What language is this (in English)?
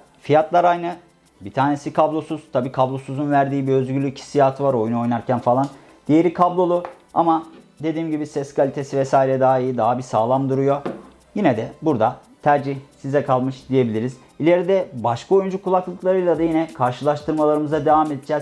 Turkish